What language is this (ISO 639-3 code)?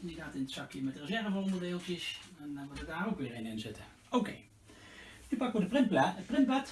nld